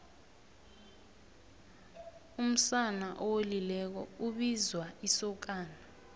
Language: South Ndebele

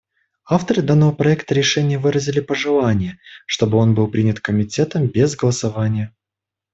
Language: Russian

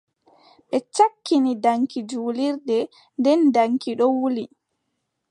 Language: Adamawa Fulfulde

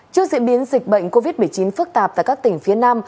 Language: Vietnamese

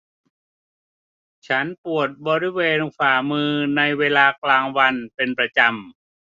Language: Thai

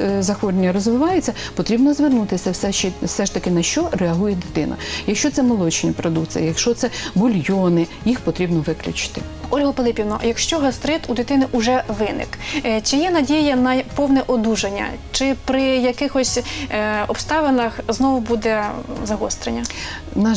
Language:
Ukrainian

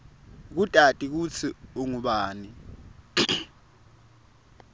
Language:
Swati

